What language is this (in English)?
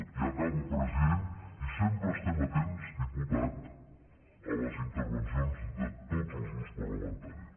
Catalan